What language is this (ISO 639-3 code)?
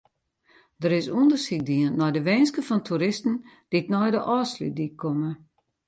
fry